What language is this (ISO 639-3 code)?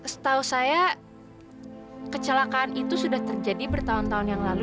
ind